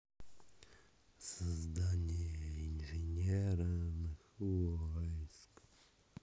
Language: Russian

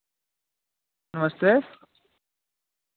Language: Dogri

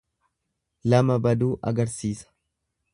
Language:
Oromo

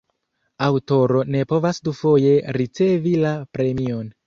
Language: Esperanto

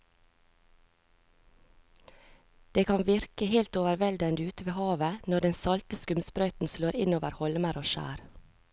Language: Norwegian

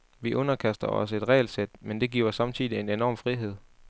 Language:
Danish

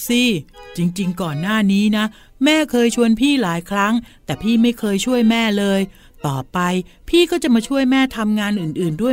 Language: Thai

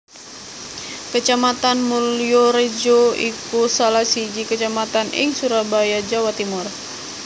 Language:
Javanese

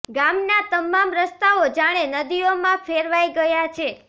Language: Gujarati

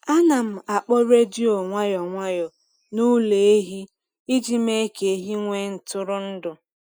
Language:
Igbo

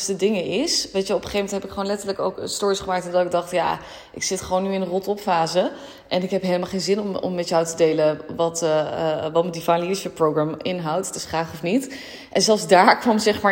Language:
Dutch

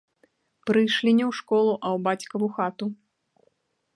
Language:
Belarusian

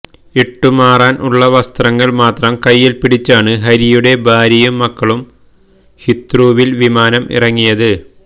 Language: Malayalam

